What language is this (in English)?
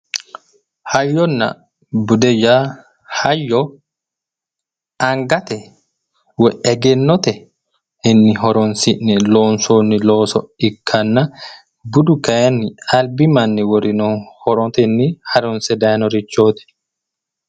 Sidamo